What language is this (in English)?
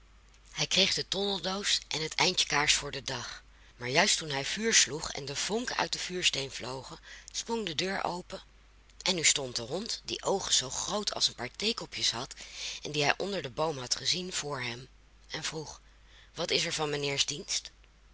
Dutch